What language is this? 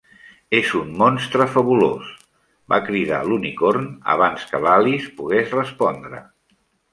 Catalan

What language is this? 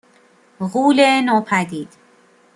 Persian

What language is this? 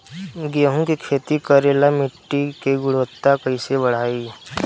Bhojpuri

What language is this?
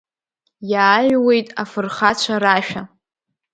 Abkhazian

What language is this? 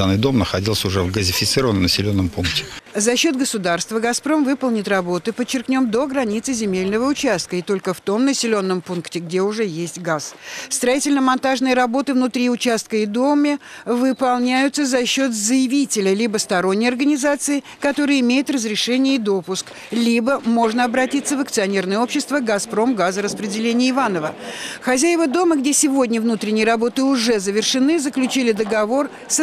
Russian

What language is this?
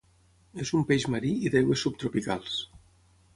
Catalan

